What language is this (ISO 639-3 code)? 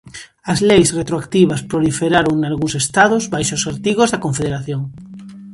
glg